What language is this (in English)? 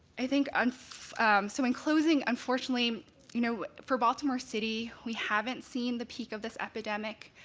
English